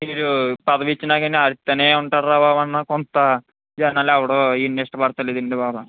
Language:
Telugu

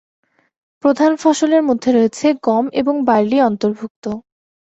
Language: Bangla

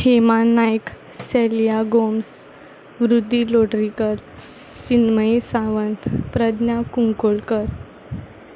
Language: Konkani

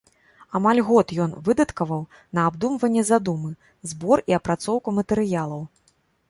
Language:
Belarusian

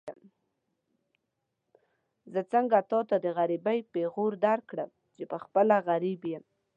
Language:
Pashto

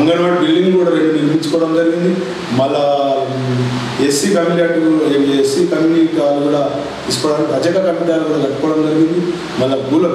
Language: Romanian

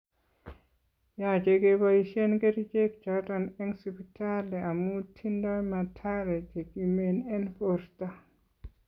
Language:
Kalenjin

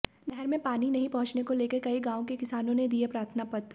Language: Hindi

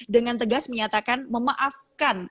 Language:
Indonesian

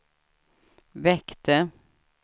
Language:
Swedish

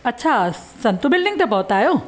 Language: Sindhi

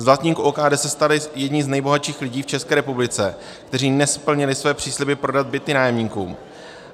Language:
Czech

